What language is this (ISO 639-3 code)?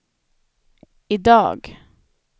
swe